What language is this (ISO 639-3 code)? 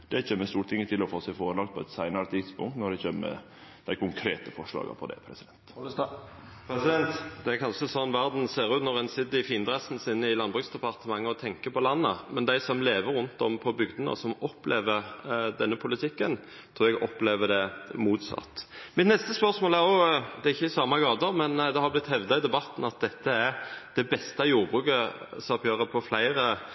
nno